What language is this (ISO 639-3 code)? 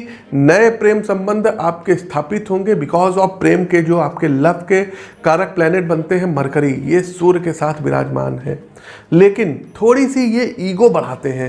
hin